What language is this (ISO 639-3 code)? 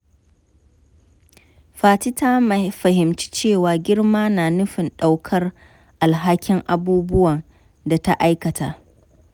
hau